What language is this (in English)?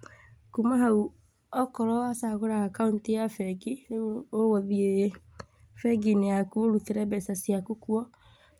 Kikuyu